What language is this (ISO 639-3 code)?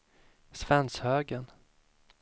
swe